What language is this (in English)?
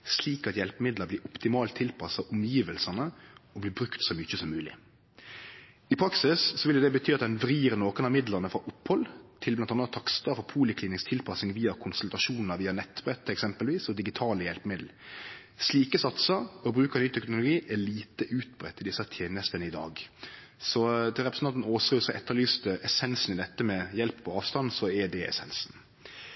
Norwegian Nynorsk